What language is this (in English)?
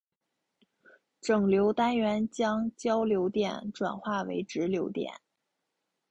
Chinese